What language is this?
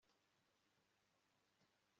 Kinyarwanda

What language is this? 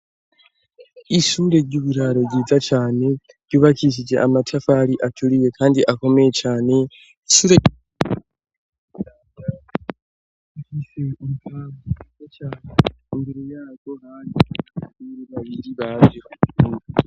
Rundi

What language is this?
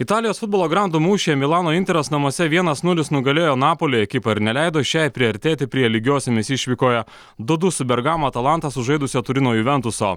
Lithuanian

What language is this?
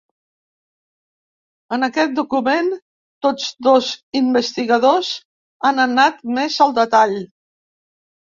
Catalan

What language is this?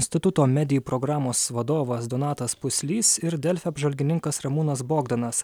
Lithuanian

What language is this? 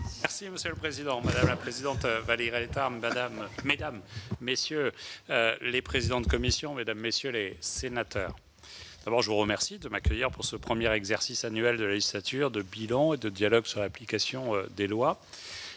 French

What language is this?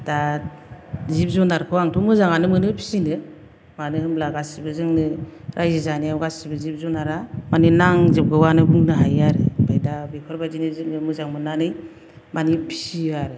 Bodo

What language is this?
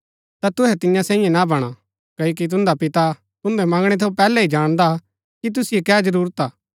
Gaddi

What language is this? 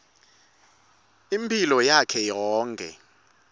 Swati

